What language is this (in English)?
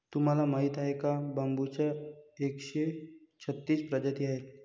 Marathi